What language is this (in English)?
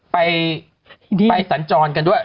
Thai